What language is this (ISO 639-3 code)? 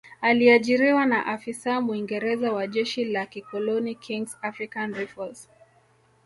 swa